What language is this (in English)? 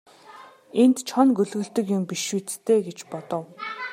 Mongolian